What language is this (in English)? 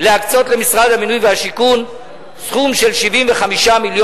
Hebrew